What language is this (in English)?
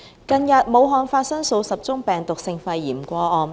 Cantonese